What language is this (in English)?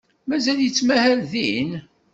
Kabyle